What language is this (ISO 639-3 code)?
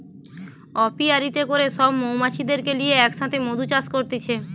ben